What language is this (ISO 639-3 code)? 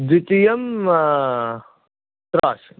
san